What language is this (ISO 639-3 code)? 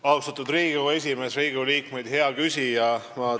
est